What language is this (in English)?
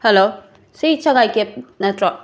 Manipuri